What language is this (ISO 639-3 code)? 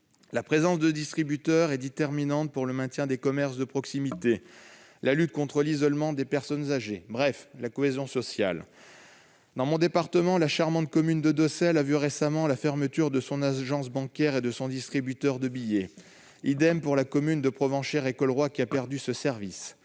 fra